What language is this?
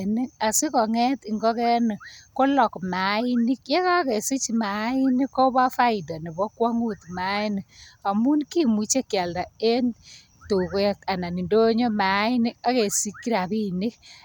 Kalenjin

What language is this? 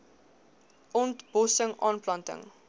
Afrikaans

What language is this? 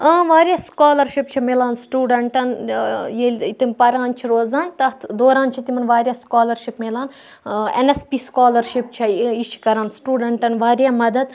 Kashmiri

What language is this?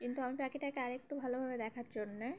Bangla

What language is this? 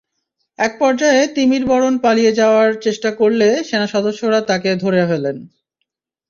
Bangla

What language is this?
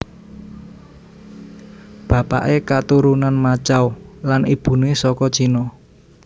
Javanese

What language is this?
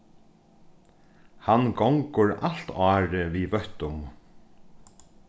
Faroese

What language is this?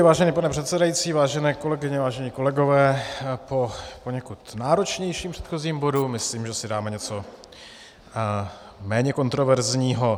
Czech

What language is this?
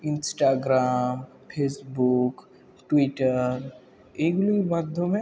Bangla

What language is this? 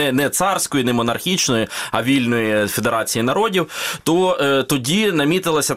Ukrainian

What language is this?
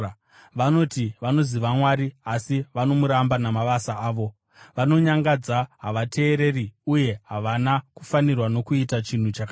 Shona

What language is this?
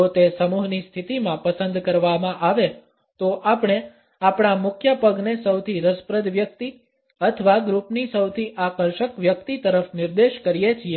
Gujarati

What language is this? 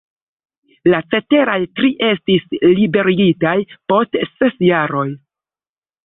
Esperanto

